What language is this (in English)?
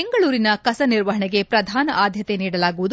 Kannada